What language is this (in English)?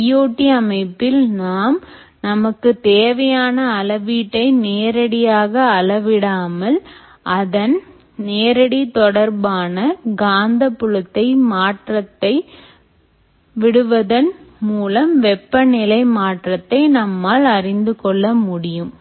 Tamil